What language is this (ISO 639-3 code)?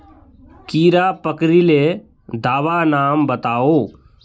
mag